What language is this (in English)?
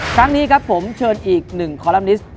Thai